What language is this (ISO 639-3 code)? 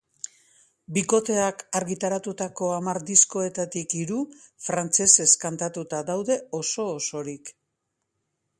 eus